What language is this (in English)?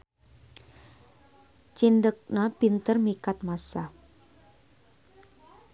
Sundanese